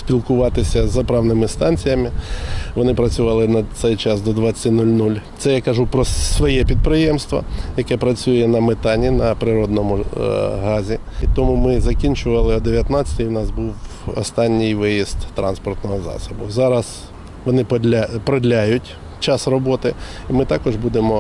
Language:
Ukrainian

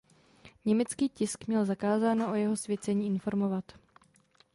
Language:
Czech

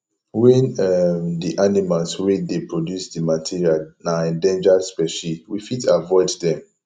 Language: Nigerian Pidgin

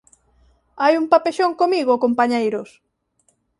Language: Galician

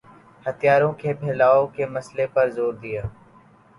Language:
Urdu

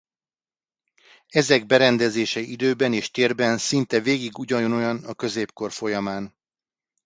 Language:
Hungarian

